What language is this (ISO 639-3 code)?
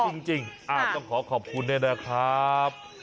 tha